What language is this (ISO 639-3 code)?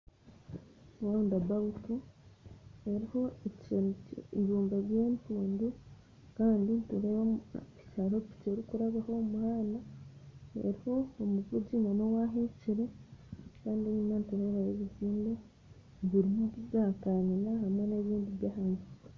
nyn